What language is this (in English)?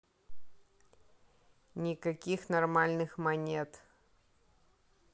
Russian